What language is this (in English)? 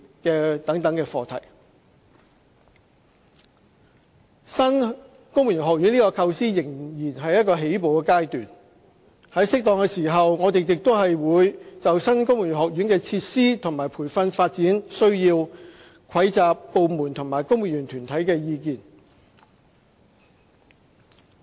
Cantonese